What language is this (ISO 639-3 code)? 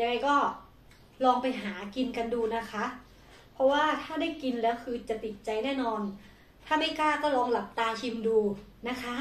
tha